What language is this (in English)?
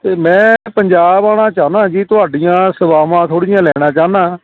Punjabi